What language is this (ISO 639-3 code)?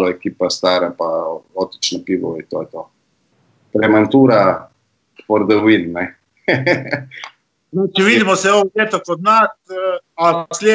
hrv